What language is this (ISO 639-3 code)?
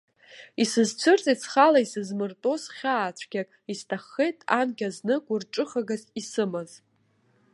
abk